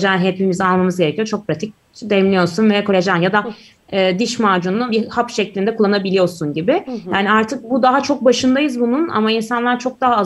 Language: Turkish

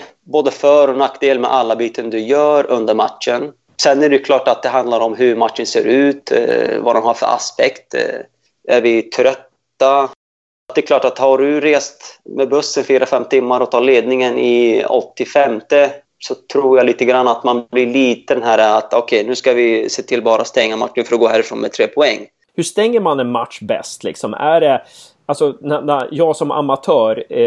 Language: Swedish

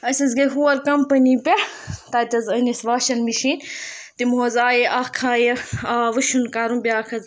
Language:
Kashmiri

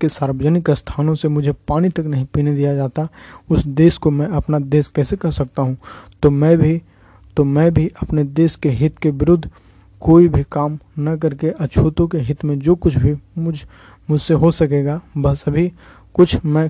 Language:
Hindi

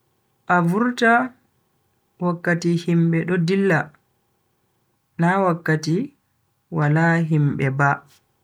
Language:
Bagirmi Fulfulde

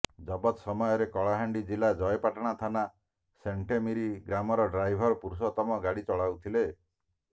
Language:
Odia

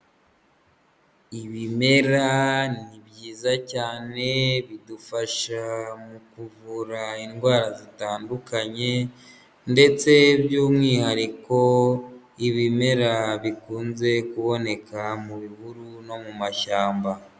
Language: Kinyarwanda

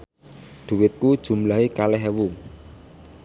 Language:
Javanese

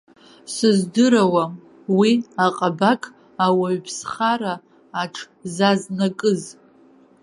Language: Abkhazian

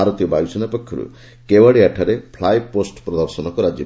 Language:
Odia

